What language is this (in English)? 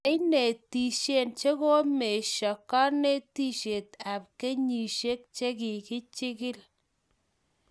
Kalenjin